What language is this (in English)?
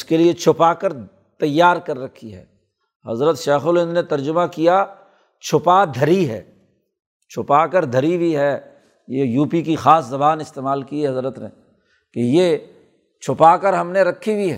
Urdu